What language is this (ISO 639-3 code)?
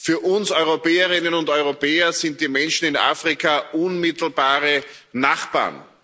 deu